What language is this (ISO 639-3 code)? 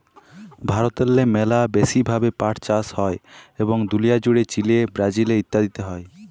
ben